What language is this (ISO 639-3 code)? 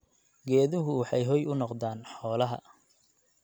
som